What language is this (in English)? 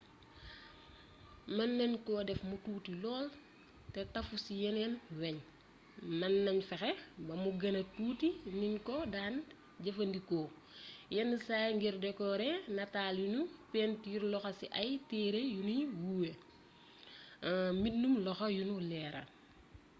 Wolof